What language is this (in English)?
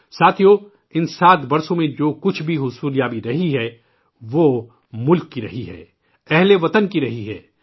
Urdu